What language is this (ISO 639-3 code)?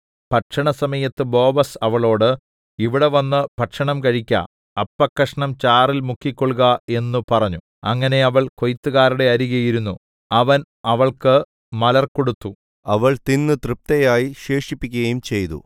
mal